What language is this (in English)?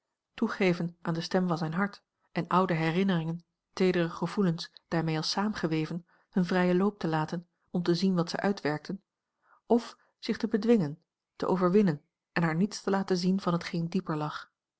Dutch